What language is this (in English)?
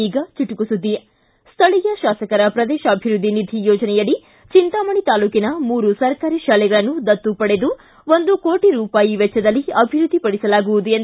Kannada